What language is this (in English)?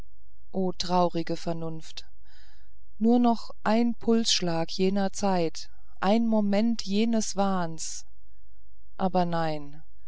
German